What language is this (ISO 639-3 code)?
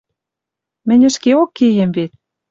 mrj